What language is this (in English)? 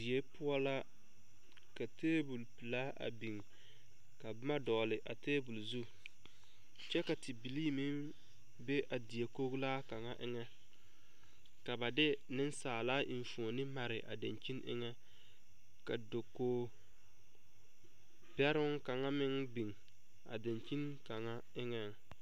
Southern Dagaare